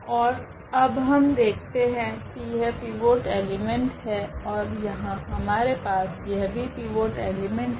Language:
Hindi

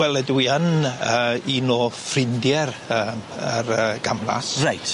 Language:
Welsh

